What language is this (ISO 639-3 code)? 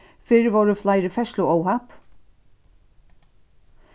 fao